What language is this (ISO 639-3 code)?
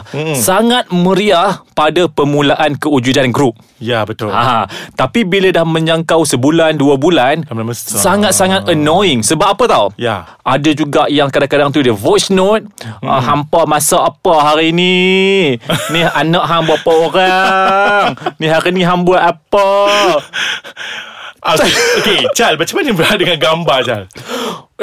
msa